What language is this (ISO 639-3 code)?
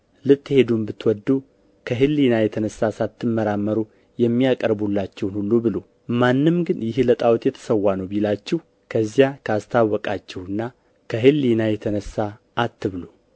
amh